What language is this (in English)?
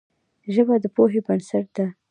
Pashto